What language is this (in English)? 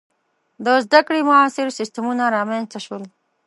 Pashto